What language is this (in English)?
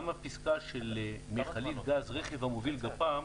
Hebrew